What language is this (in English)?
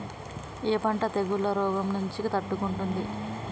Telugu